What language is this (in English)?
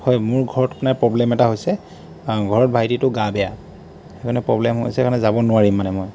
Assamese